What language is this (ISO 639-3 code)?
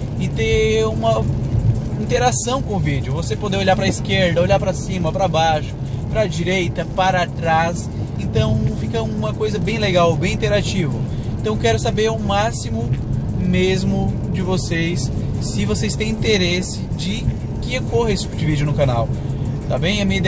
por